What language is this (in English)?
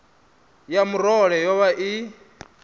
Venda